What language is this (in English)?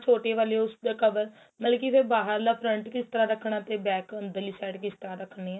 Punjabi